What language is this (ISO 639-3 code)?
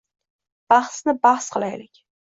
uzb